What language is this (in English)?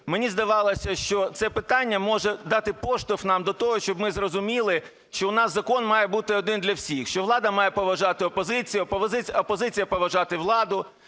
Ukrainian